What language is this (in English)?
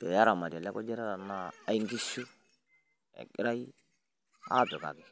Masai